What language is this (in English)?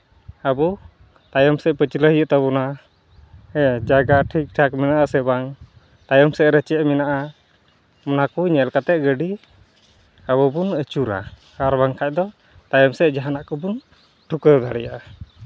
Santali